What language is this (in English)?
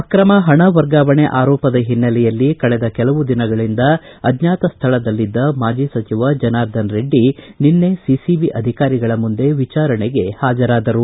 Kannada